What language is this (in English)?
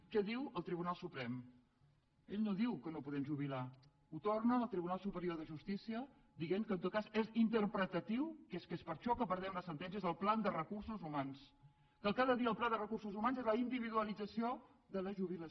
Catalan